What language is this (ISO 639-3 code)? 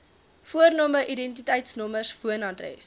afr